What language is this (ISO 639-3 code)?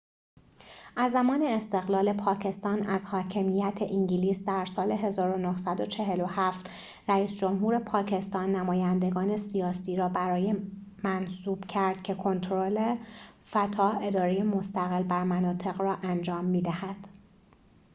fas